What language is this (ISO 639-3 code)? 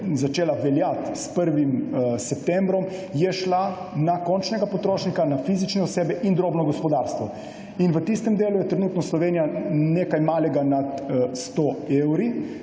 slv